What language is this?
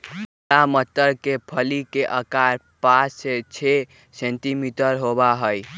Magahi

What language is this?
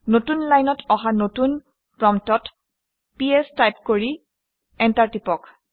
Assamese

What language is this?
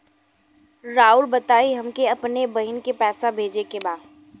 Bhojpuri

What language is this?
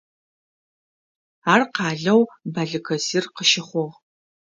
Adyghe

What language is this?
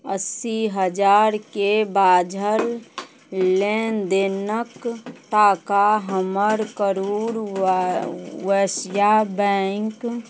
Maithili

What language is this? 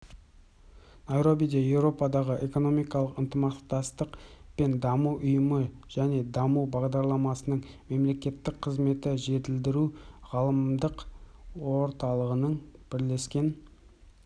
Kazakh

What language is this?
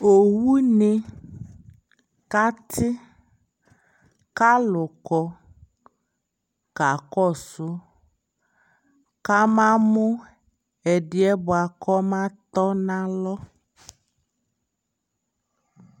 Ikposo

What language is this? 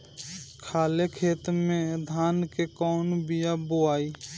Bhojpuri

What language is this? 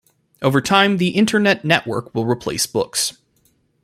English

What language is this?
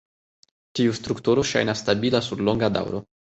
Esperanto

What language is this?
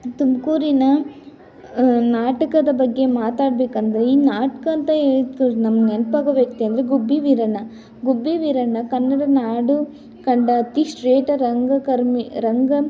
Kannada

